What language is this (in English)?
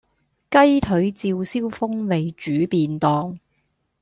Cantonese